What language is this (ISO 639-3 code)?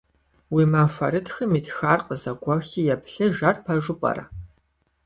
kbd